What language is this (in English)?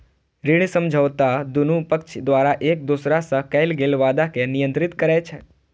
Maithili